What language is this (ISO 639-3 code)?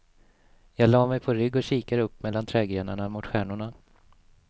swe